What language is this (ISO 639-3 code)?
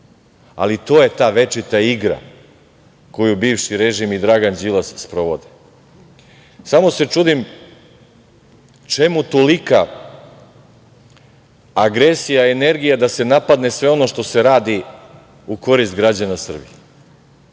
srp